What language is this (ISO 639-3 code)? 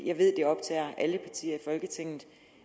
dan